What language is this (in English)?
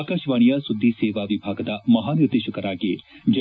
Kannada